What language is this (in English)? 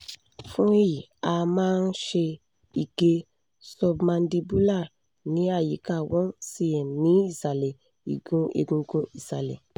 Yoruba